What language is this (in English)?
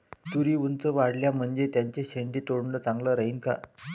Marathi